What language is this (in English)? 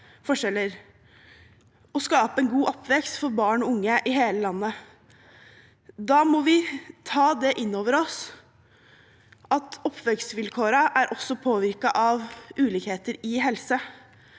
Norwegian